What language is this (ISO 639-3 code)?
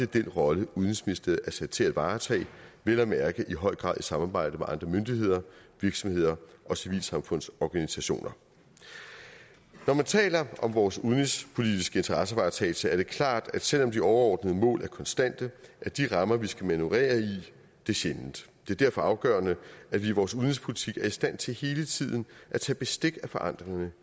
dan